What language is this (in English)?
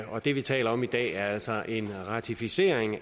Danish